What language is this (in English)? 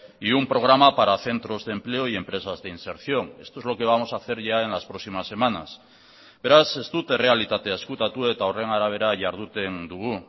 Spanish